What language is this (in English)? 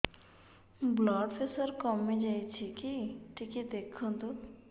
Odia